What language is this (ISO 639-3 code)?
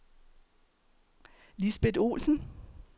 dan